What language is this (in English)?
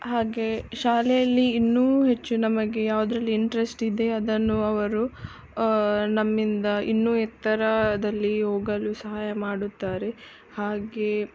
Kannada